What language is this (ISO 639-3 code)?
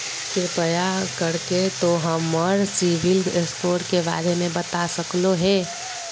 mag